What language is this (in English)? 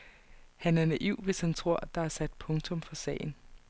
Danish